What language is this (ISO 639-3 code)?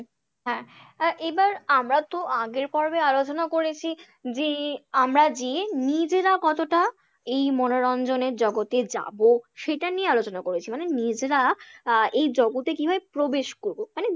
ben